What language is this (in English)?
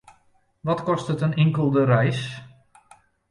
Western Frisian